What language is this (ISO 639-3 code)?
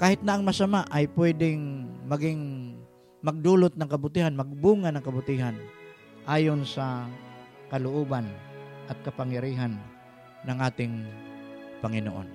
fil